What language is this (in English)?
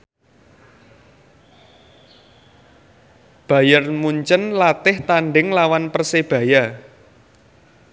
Javanese